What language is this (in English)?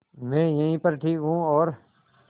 Hindi